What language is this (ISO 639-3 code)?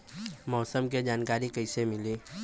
bho